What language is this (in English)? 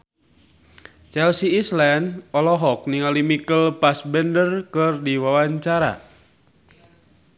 Sundanese